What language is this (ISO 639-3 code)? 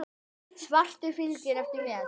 isl